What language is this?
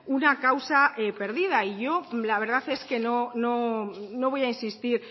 Spanish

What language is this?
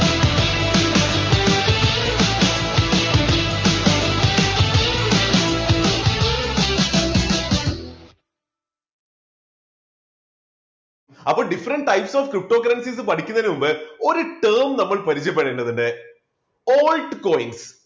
Malayalam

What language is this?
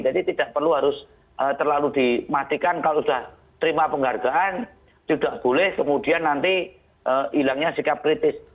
Indonesian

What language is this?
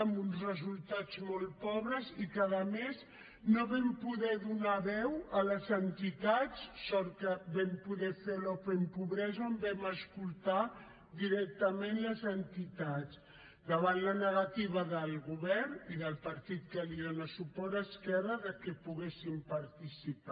Catalan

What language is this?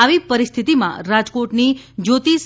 Gujarati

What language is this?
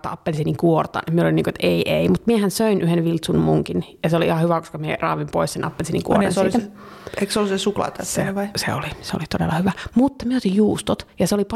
Finnish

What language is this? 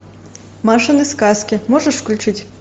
Russian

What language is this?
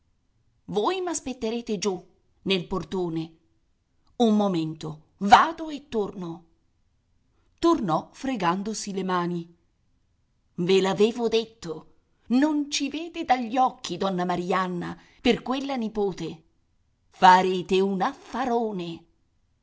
Italian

